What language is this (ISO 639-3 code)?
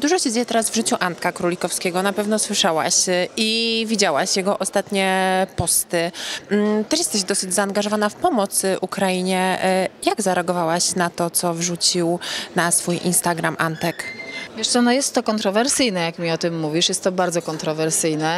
pol